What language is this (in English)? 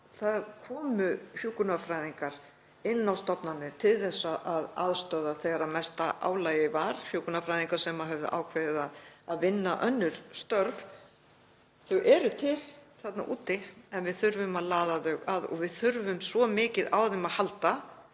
Icelandic